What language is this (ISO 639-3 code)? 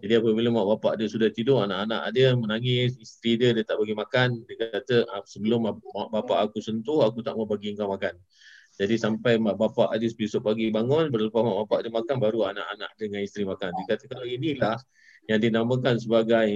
msa